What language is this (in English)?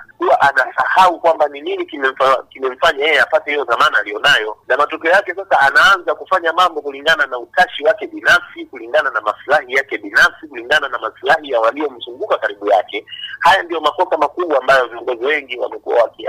Swahili